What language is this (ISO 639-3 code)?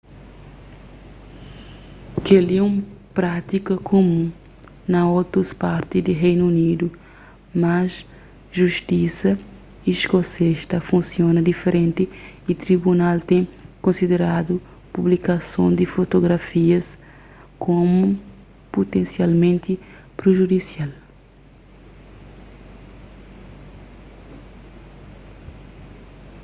kea